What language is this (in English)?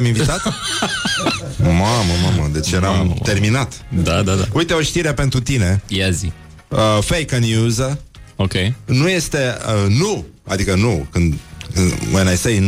Romanian